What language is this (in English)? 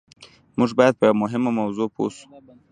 Pashto